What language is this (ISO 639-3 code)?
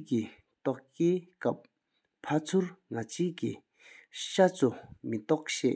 sip